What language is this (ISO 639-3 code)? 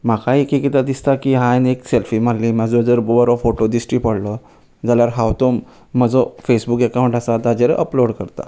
kok